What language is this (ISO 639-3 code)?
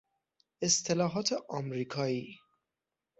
fas